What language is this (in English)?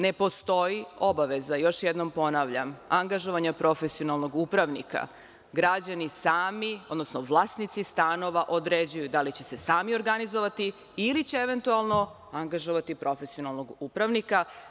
Serbian